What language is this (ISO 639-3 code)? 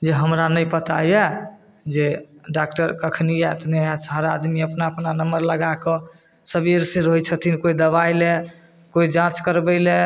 mai